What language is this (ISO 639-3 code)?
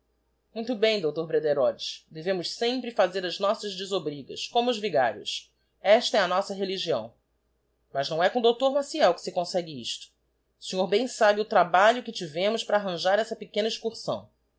por